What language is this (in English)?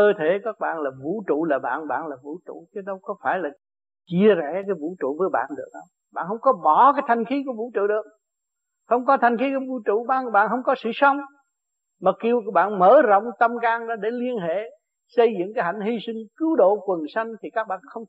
Vietnamese